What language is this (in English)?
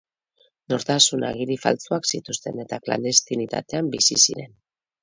Basque